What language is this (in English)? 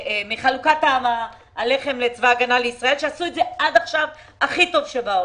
Hebrew